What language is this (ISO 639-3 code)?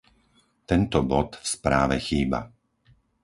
slk